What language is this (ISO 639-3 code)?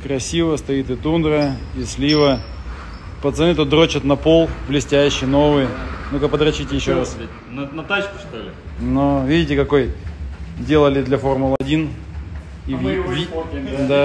rus